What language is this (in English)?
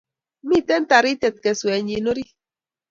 Kalenjin